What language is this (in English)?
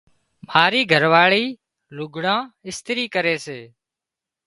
Wadiyara Koli